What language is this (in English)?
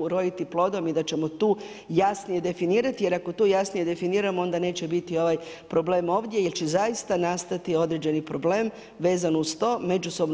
Croatian